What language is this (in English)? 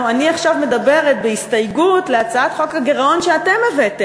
Hebrew